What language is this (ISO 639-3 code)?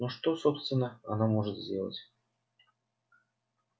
rus